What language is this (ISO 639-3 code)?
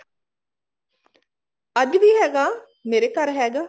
pan